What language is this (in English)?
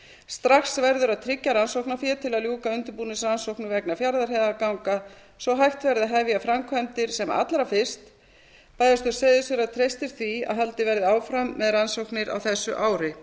Icelandic